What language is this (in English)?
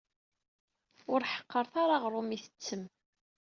Kabyle